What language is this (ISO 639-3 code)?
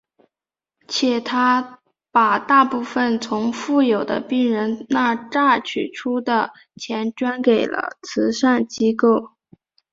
zho